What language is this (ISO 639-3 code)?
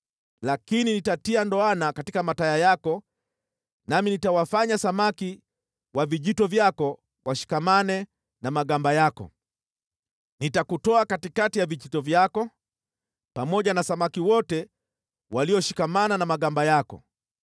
swa